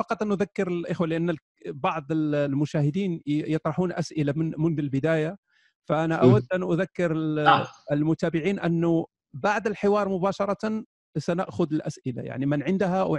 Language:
Arabic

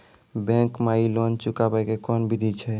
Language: Maithili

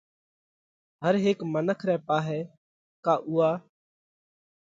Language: Parkari Koli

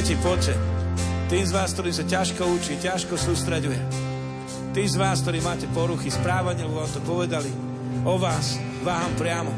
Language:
Slovak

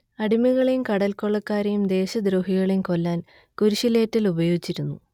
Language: Malayalam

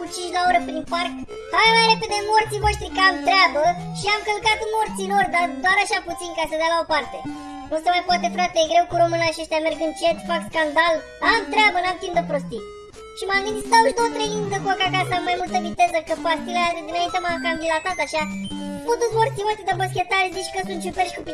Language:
Romanian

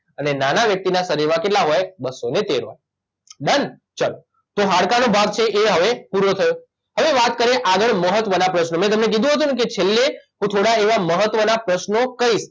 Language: Gujarati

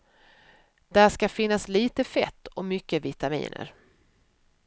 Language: Swedish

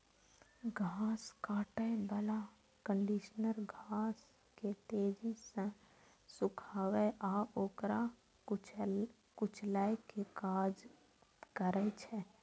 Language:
Maithili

